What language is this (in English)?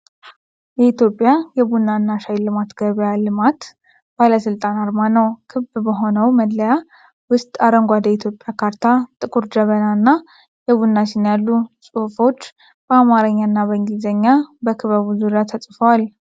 Amharic